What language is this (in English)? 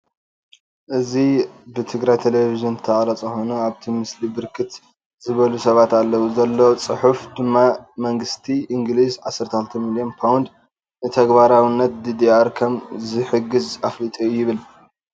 Tigrinya